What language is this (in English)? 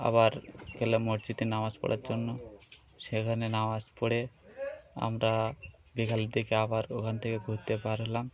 Bangla